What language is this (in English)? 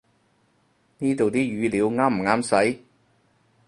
Cantonese